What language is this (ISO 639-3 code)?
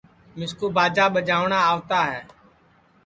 ssi